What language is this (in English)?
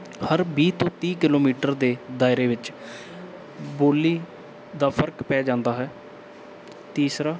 Punjabi